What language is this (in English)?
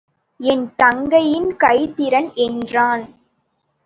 Tamil